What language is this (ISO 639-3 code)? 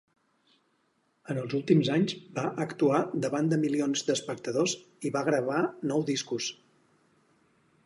cat